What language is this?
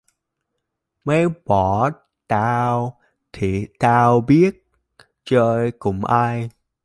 Vietnamese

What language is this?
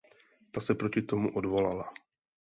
Czech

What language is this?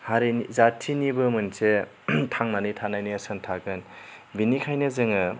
Bodo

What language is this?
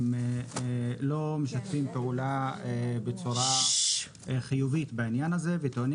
Hebrew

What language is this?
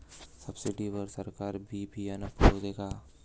Marathi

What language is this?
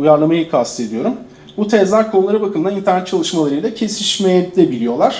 Turkish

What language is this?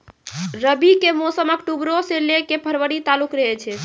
Maithili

